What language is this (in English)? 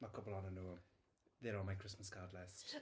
Welsh